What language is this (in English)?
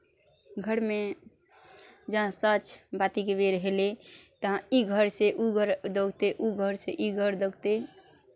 Maithili